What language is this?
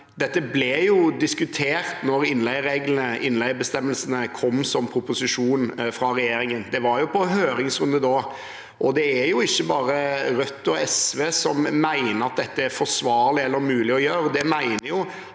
Norwegian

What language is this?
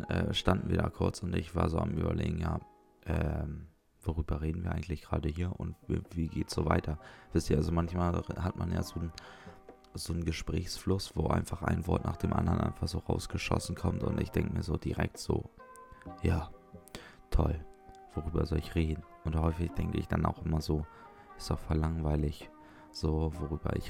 German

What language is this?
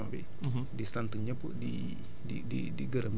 Wolof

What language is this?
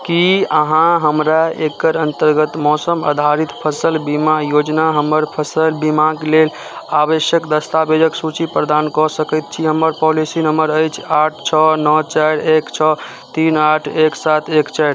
Maithili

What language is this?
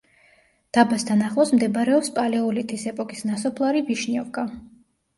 Georgian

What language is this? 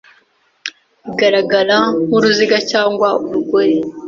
Kinyarwanda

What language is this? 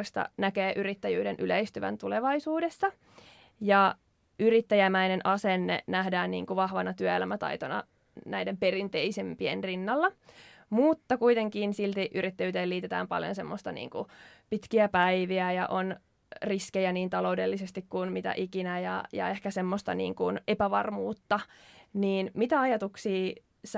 Finnish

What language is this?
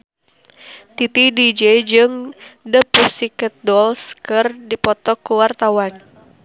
Sundanese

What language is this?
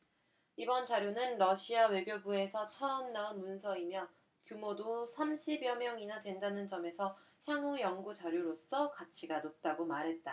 Korean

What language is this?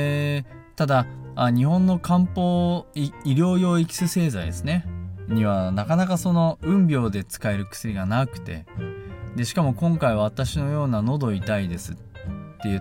Japanese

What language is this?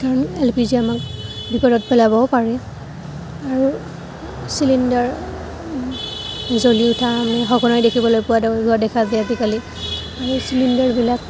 Assamese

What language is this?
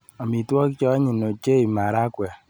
Kalenjin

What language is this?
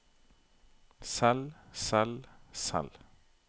Norwegian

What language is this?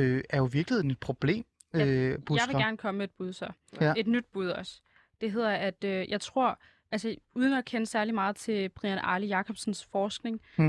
Danish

